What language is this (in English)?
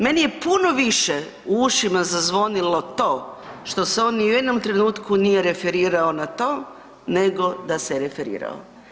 Croatian